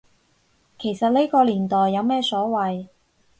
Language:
Cantonese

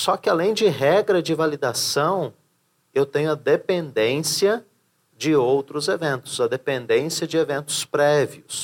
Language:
Portuguese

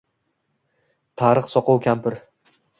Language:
Uzbek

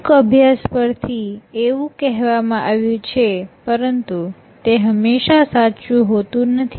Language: Gujarati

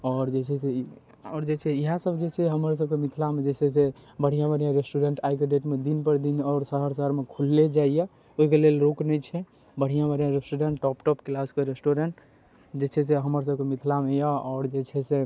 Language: Maithili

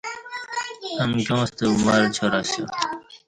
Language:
Kati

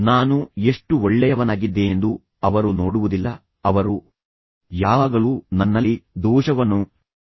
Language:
Kannada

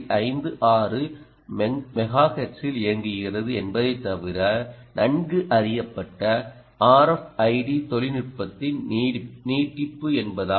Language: Tamil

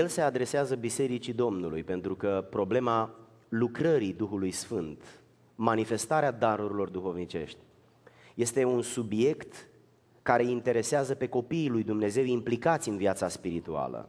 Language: Romanian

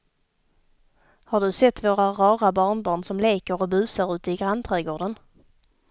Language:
Swedish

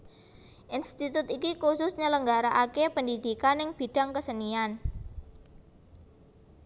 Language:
Javanese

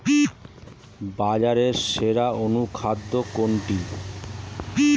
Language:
Bangla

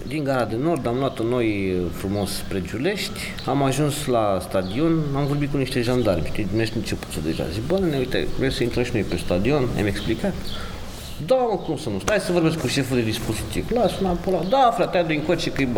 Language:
Romanian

